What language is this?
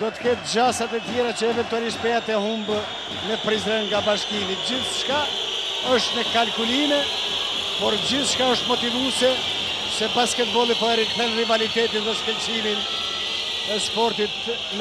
Greek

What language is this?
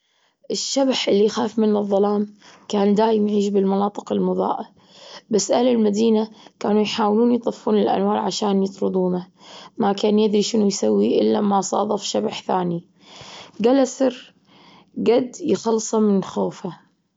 Gulf Arabic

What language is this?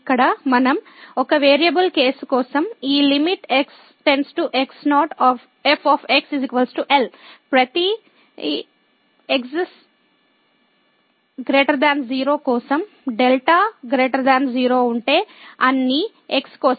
Telugu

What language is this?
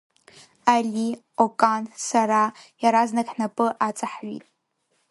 Abkhazian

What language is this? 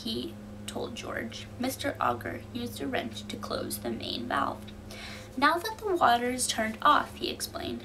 English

